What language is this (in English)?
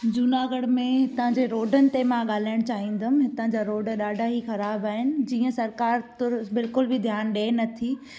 Sindhi